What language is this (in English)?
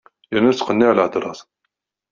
Kabyle